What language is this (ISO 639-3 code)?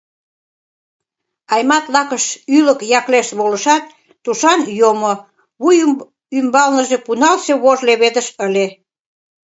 chm